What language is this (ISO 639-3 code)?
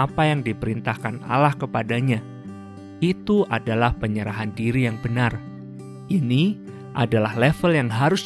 ind